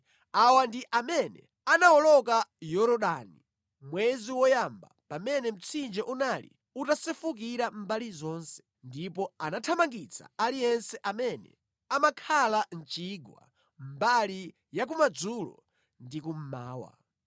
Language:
Nyanja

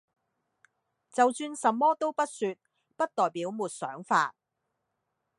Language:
Cantonese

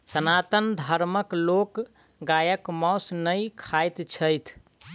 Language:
Maithili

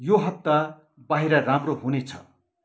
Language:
Nepali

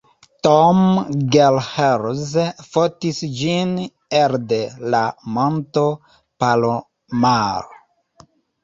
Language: Esperanto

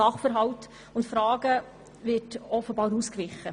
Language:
Swiss German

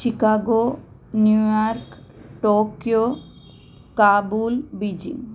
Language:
Sanskrit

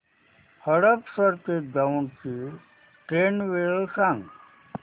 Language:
Marathi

